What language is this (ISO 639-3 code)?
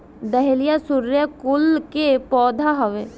bho